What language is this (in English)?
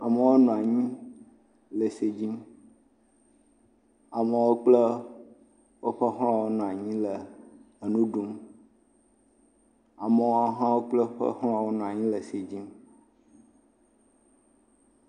Ewe